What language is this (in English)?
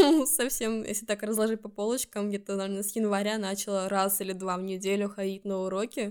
Russian